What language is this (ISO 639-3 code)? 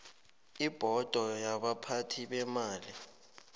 nbl